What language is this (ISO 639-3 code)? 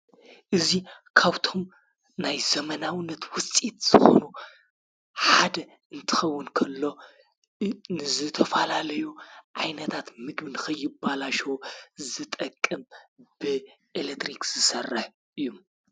tir